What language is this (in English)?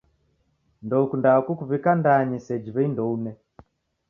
Taita